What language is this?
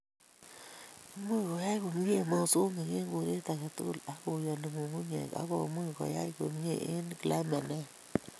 Kalenjin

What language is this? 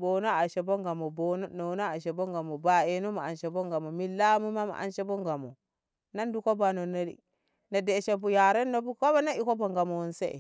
Ngamo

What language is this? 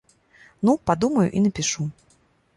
Belarusian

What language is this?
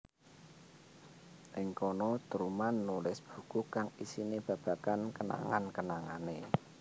Javanese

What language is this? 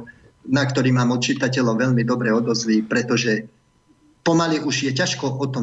Slovak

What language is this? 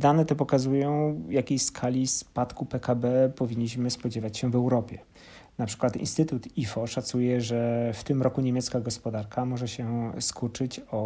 Polish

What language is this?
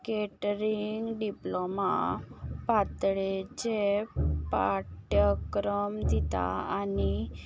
Konkani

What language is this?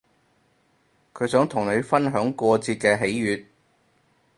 Cantonese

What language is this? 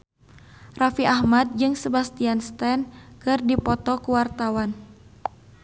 Sundanese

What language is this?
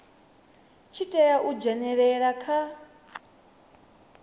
Venda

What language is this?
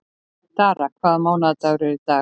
Icelandic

